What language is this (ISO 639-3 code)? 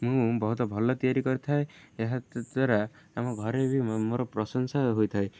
ori